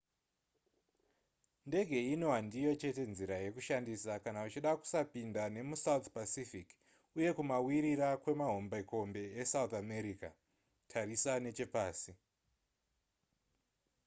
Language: Shona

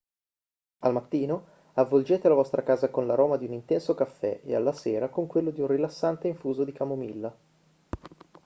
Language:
Italian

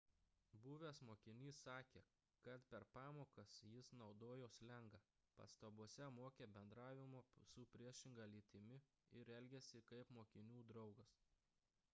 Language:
Lithuanian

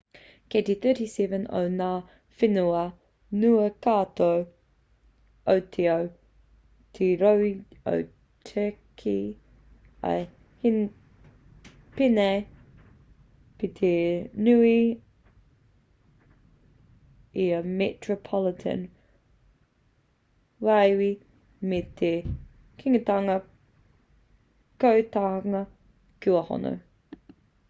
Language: Māori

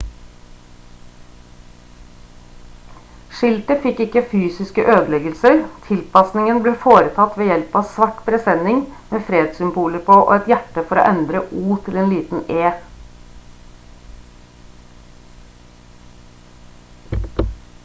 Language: Norwegian Bokmål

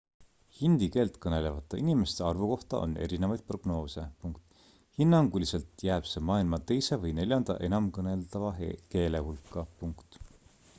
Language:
Estonian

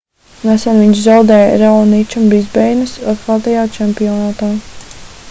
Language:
Latvian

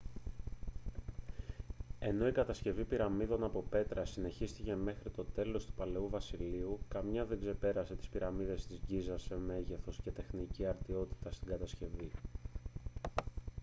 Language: Greek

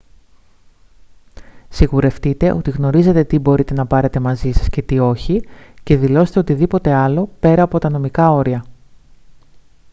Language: Greek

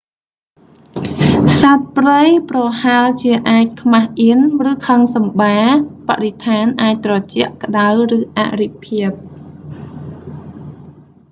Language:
Khmer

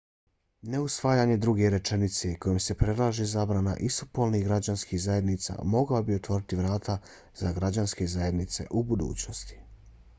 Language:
Bosnian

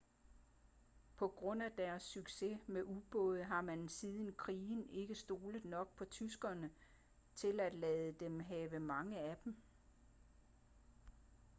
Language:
Danish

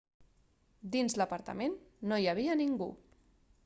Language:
Catalan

